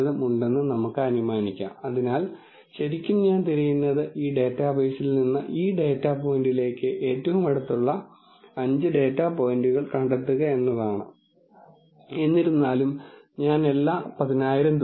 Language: Malayalam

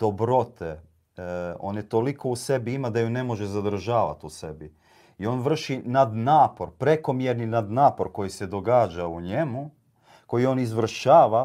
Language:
Croatian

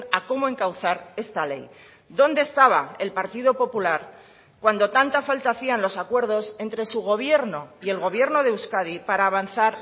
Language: Spanish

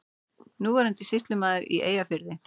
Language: Icelandic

